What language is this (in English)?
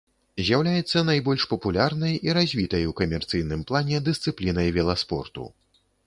Belarusian